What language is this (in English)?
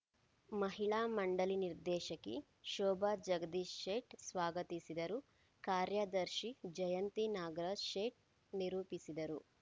Kannada